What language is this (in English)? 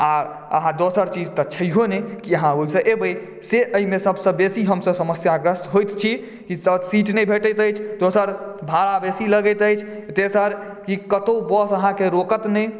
Maithili